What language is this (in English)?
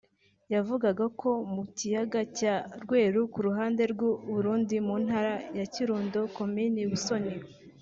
Kinyarwanda